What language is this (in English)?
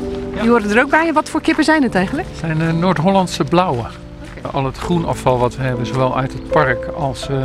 Dutch